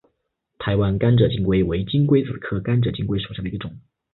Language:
Chinese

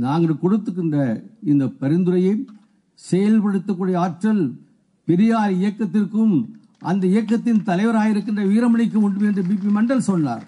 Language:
Tamil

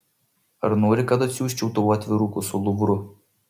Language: Lithuanian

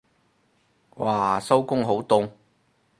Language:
Cantonese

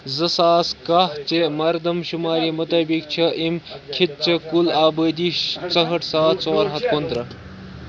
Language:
Kashmiri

